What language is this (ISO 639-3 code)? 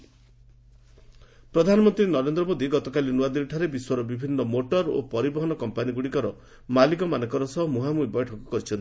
ori